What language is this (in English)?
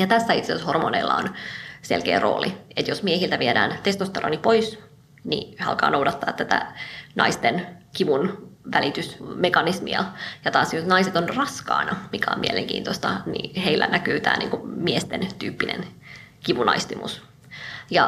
Finnish